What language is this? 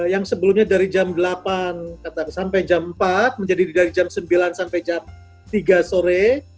Indonesian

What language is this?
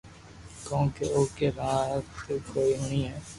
Loarki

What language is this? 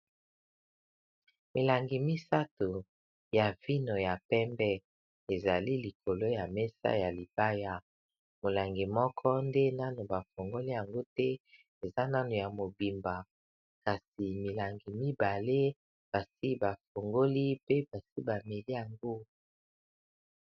Lingala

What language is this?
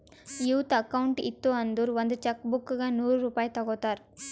Kannada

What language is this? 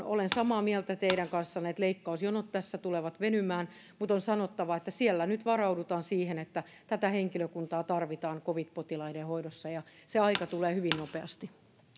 Finnish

